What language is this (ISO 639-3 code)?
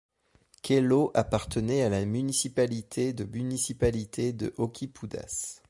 fra